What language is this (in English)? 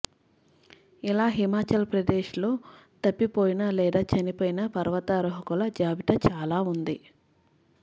Telugu